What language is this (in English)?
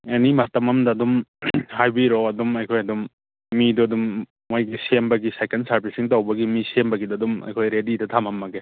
Manipuri